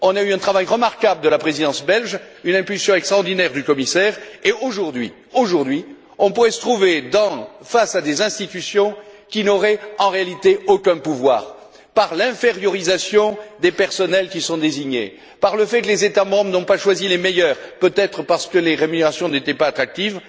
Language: French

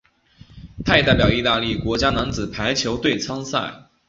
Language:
Chinese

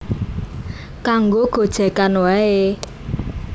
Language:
Javanese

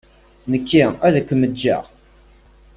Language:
Kabyle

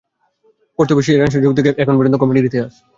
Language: Bangla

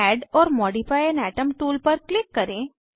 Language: Hindi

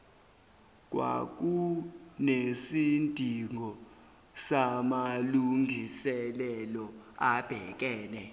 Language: Zulu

